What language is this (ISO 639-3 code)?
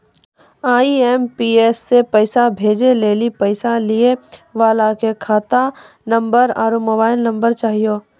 mai